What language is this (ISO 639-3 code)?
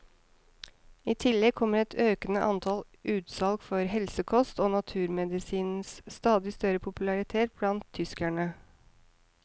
nor